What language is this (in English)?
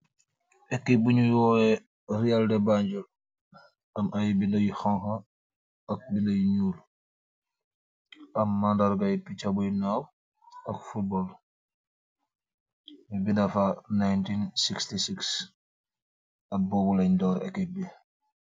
Wolof